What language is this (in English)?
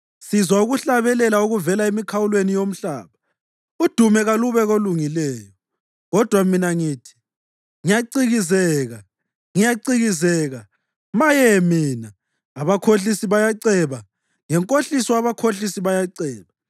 North Ndebele